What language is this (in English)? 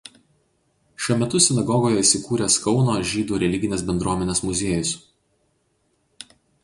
Lithuanian